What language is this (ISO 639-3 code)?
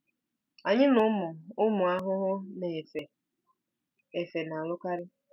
ibo